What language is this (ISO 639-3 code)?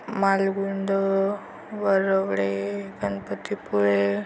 mar